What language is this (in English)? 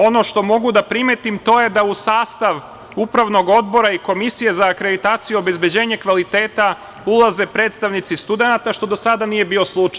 Serbian